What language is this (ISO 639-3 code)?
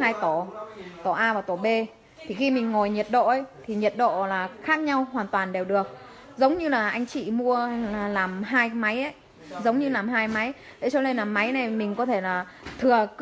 vie